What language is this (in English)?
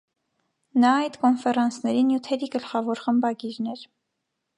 Armenian